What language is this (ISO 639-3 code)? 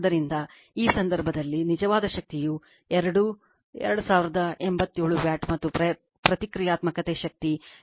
kan